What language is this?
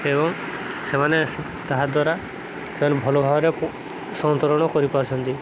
Odia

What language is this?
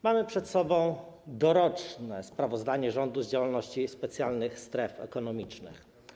Polish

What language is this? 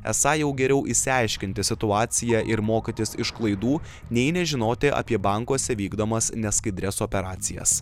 Lithuanian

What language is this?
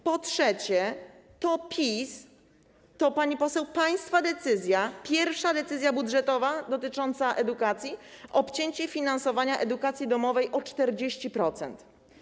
Polish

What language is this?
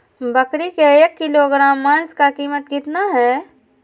Magahi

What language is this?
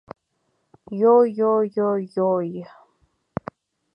Mari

